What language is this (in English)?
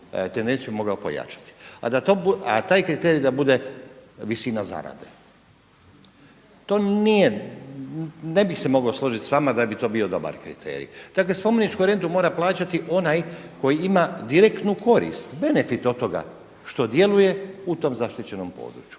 Croatian